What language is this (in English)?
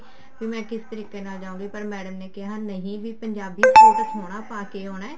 Punjabi